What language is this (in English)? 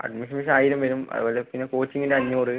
Malayalam